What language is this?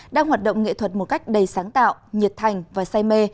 Vietnamese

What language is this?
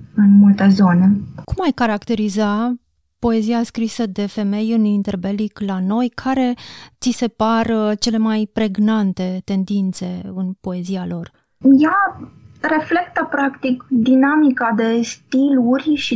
Romanian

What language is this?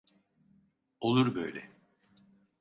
Turkish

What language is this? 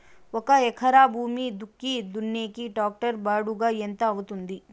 Telugu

